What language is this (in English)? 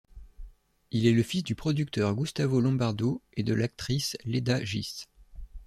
French